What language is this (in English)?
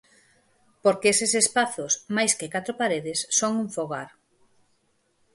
Galician